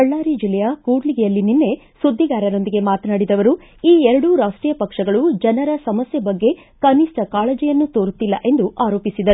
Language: Kannada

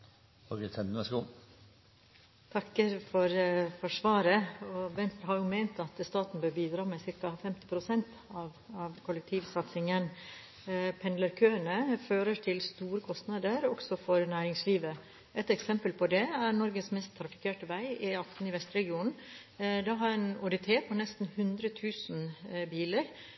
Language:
Norwegian Bokmål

